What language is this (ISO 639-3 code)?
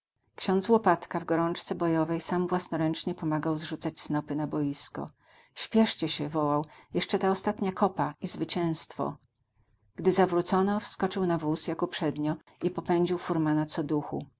pol